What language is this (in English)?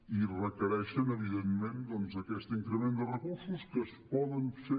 Catalan